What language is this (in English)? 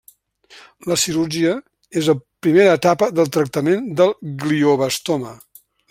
Catalan